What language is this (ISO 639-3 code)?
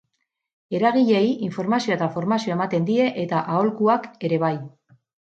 eus